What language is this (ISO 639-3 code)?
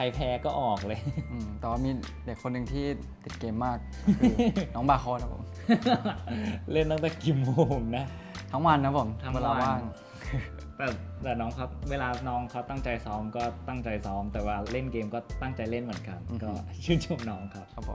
tha